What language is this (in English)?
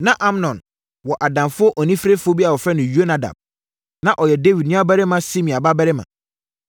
Akan